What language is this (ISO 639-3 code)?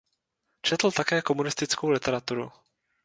ces